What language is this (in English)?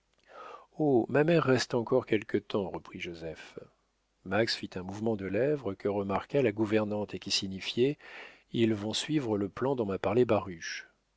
French